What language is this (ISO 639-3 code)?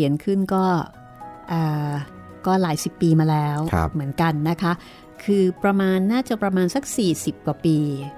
tha